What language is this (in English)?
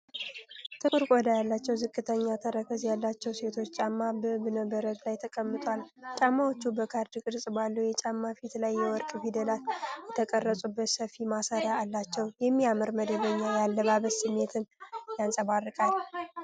Amharic